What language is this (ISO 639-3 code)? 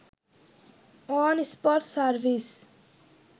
ben